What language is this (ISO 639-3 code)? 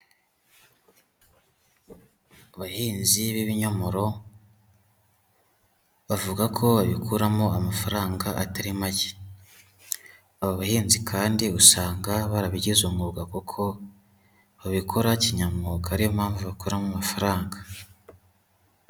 kin